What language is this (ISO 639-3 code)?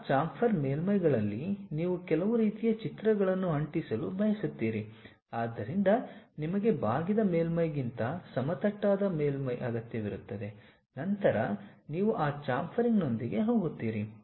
kan